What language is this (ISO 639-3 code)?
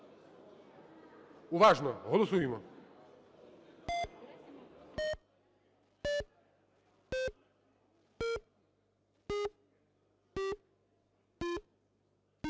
ukr